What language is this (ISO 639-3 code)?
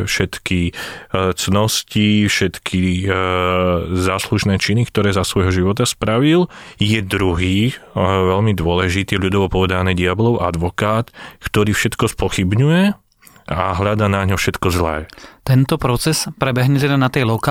slk